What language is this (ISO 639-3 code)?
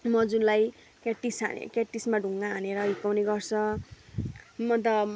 nep